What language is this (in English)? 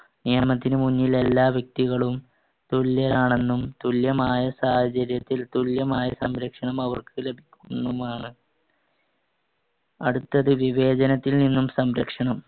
Malayalam